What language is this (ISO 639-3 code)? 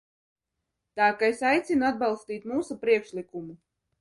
lav